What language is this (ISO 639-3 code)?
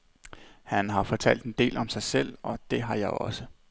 dan